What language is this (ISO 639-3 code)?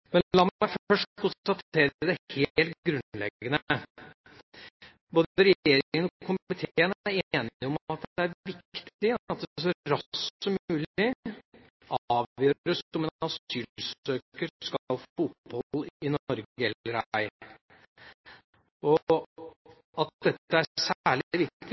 nob